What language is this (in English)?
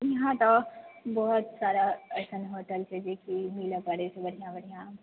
Maithili